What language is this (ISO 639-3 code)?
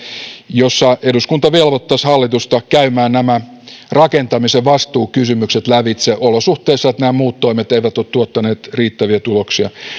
fin